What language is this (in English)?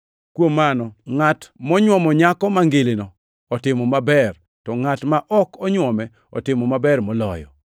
Luo (Kenya and Tanzania)